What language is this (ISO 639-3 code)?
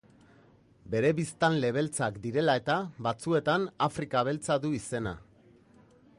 eus